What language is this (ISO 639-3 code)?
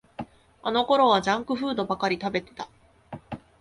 jpn